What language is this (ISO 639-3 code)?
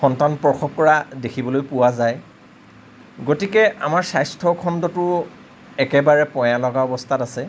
asm